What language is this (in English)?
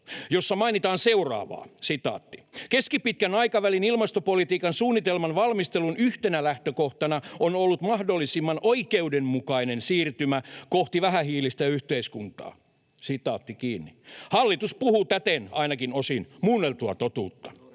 Finnish